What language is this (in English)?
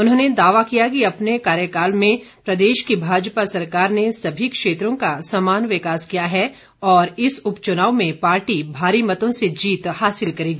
Hindi